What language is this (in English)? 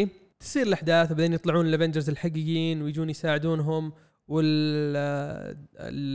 Arabic